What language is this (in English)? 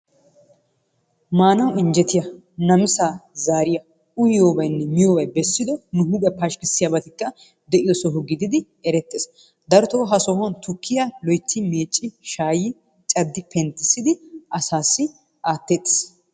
Wolaytta